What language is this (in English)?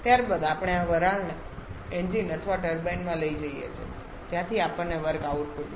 Gujarati